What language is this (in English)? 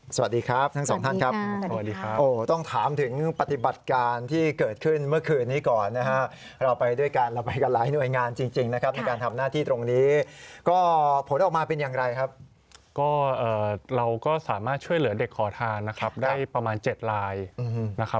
Thai